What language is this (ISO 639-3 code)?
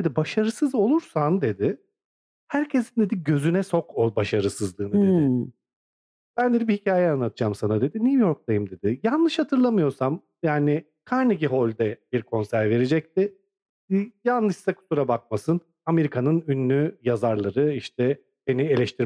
tur